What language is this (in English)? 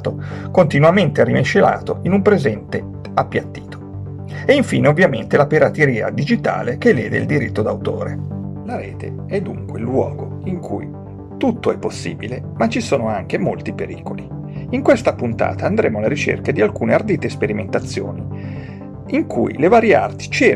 Italian